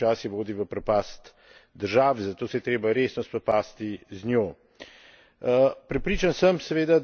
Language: Slovenian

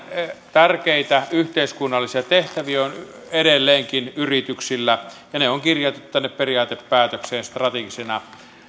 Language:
Finnish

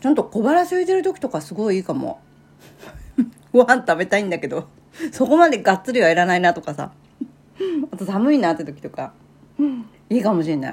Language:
Japanese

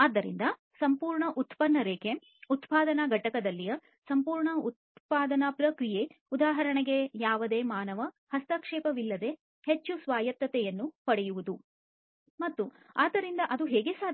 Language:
Kannada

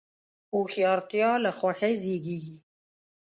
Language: Pashto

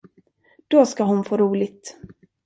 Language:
Swedish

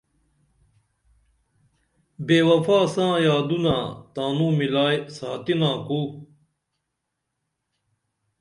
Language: Dameli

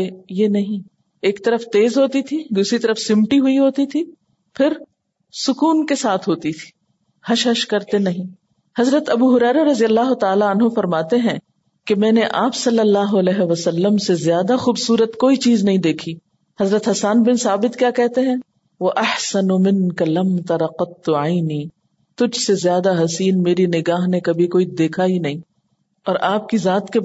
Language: Urdu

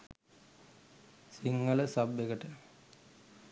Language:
Sinhala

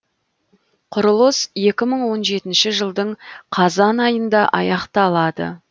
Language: Kazakh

